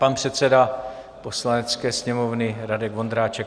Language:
Czech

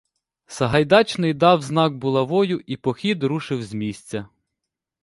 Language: Ukrainian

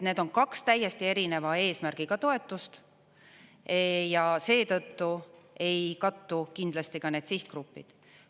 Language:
Estonian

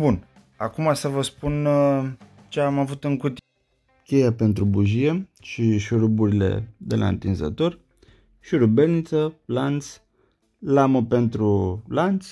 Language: Romanian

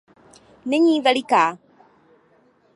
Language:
Czech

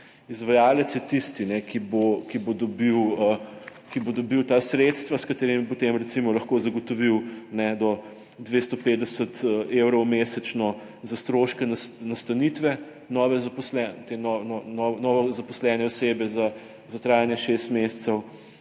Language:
Slovenian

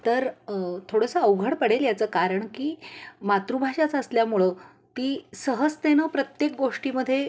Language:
Marathi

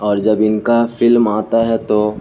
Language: Urdu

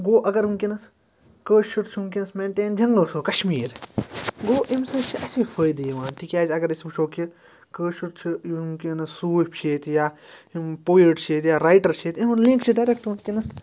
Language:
Kashmiri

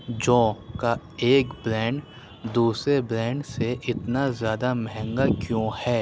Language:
Urdu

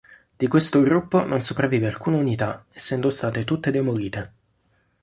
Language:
Italian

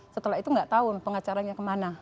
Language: Indonesian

